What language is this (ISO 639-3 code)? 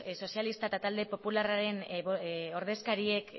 eus